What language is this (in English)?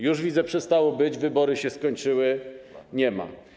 Polish